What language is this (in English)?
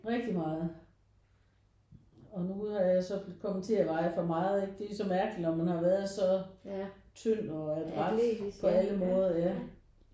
Danish